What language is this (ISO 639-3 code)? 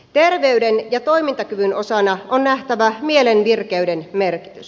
fin